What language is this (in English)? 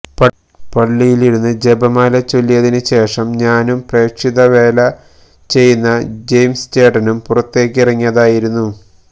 Malayalam